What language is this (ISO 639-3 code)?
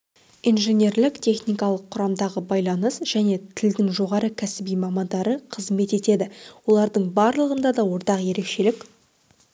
kaz